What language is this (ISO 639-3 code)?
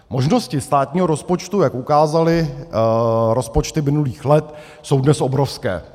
ces